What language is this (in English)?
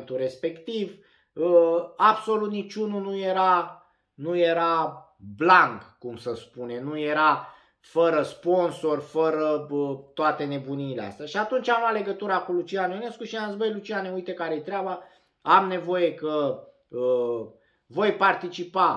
Romanian